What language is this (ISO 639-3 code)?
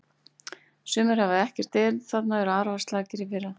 isl